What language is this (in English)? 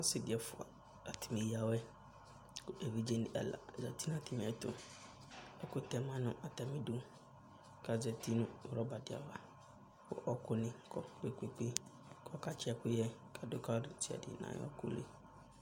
Ikposo